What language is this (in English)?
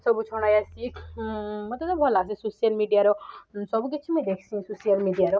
Odia